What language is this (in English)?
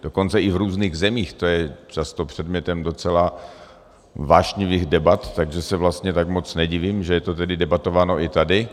Czech